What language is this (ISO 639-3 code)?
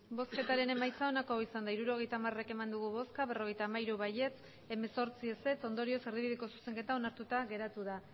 eus